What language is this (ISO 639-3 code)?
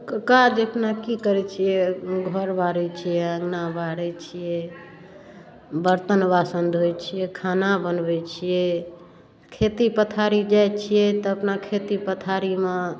mai